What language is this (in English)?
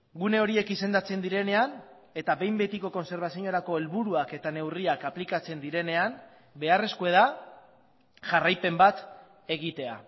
Basque